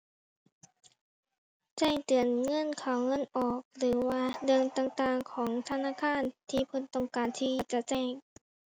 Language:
Thai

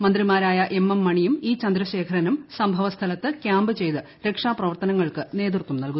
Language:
Malayalam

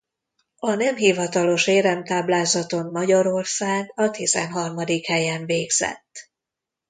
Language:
Hungarian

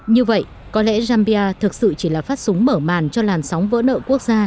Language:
Vietnamese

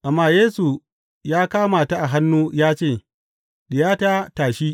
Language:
Hausa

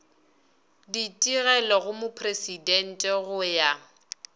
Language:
Northern Sotho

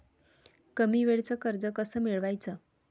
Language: Marathi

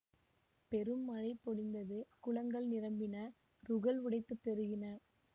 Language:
Tamil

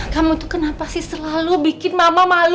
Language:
Indonesian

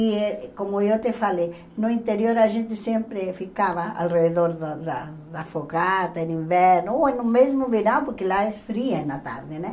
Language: Portuguese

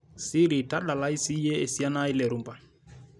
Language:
Masai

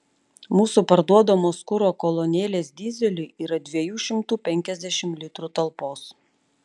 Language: Lithuanian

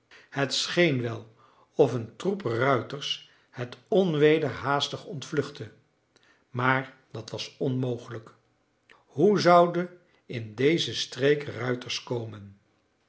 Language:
Dutch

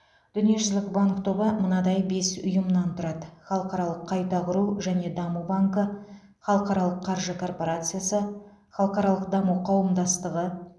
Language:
Kazakh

